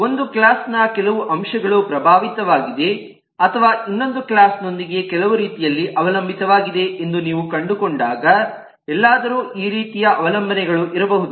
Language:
Kannada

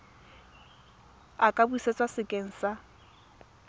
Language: Tswana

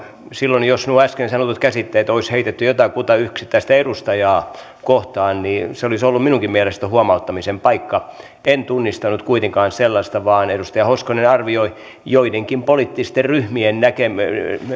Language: Finnish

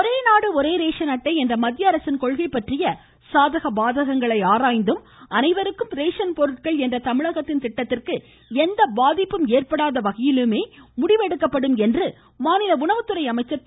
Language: Tamil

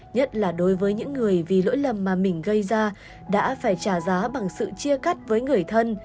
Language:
Vietnamese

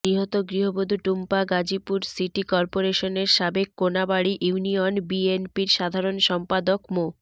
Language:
Bangla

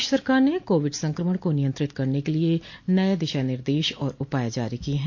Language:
Hindi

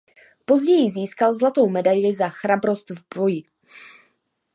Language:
Czech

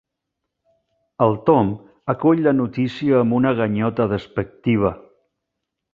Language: Catalan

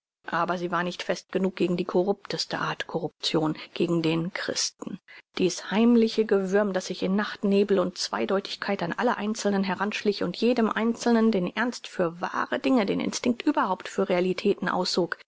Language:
German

